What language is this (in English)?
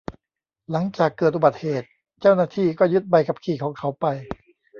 Thai